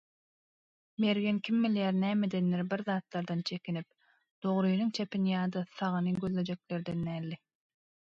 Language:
Turkmen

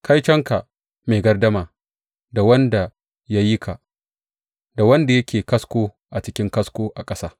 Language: Hausa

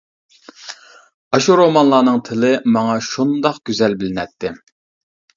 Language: Uyghur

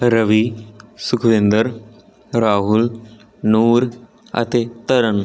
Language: Punjabi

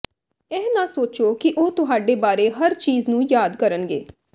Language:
Punjabi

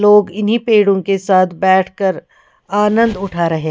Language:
Hindi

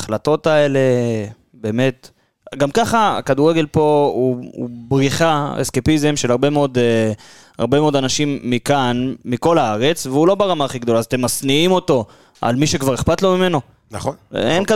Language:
Hebrew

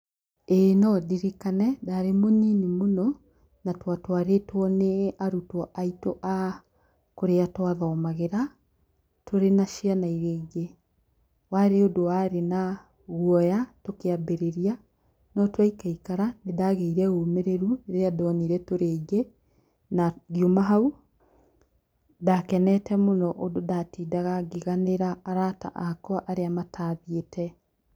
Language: Kikuyu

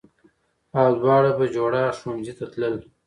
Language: Pashto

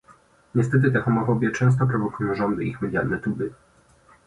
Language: Polish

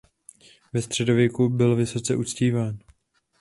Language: Czech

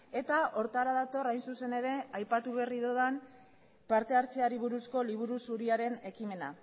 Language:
Basque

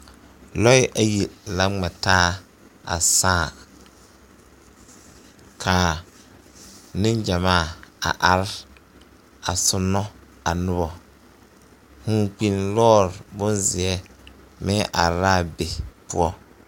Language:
Southern Dagaare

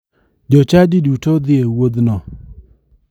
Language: Luo (Kenya and Tanzania)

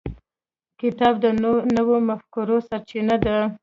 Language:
Pashto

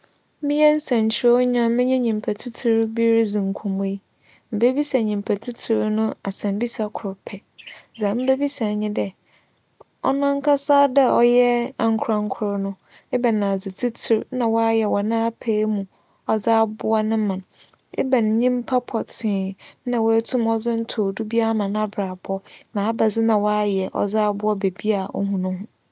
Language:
Akan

